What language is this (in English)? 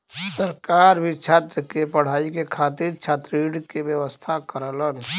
Bhojpuri